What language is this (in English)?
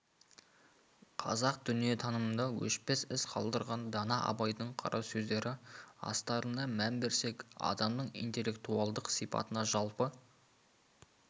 Kazakh